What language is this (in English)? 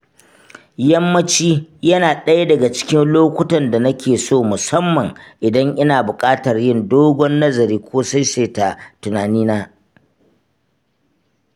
Hausa